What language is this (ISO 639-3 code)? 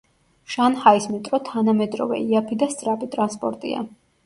kat